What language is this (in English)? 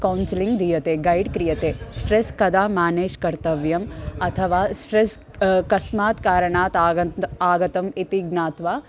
Sanskrit